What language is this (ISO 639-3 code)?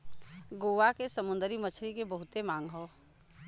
bho